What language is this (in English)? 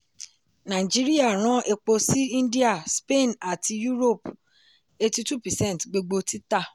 Yoruba